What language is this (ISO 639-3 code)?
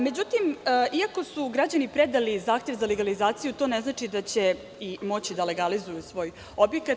srp